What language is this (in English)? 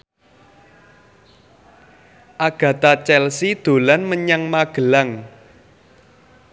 Javanese